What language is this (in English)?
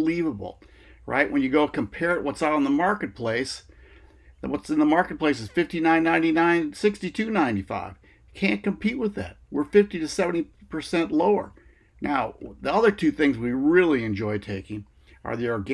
English